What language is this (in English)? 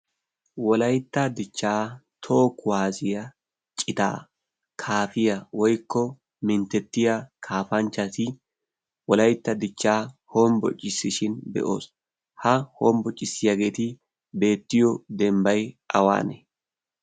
Wolaytta